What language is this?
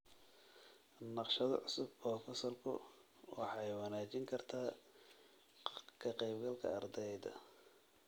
Somali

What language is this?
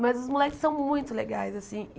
Portuguese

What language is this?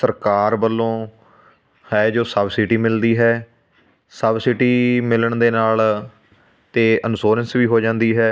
Punjabi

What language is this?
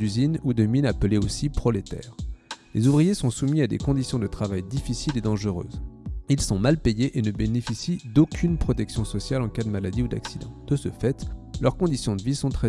French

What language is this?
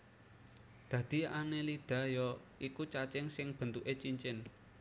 Javanese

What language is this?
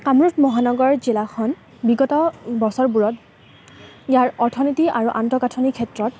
Assamese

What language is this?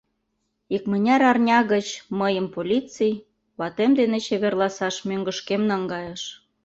Mari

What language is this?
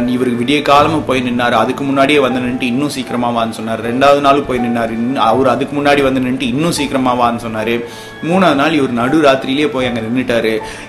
Tamil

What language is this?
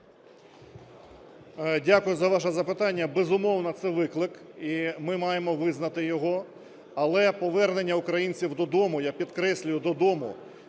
Ukrainian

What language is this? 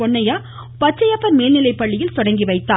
Tamil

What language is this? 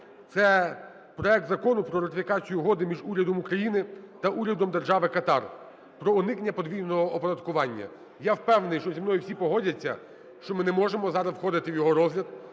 Ukrainian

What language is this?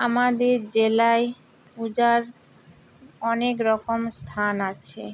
Bangla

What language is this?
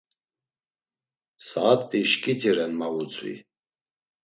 Laz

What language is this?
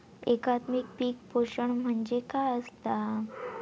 Marathi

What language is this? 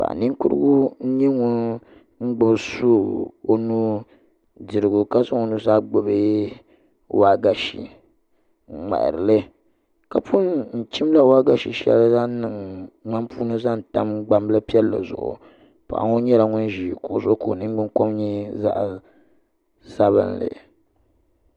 Dagbani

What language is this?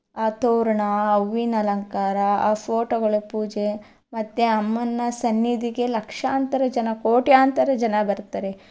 Kannada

